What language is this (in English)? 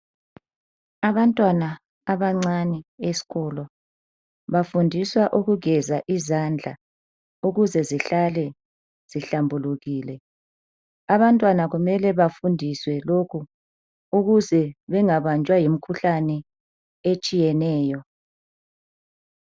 North Ndebele